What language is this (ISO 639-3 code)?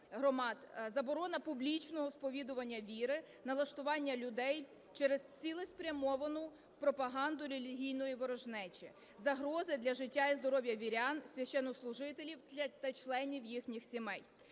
ukr